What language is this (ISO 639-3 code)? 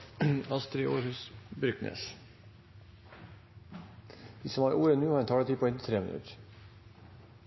nob